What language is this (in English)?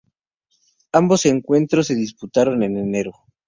Spanish